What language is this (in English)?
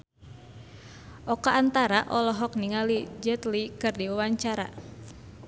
Sundanese